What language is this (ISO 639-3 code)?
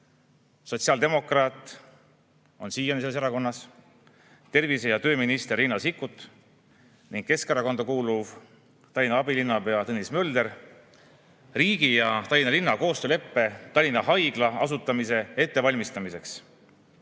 est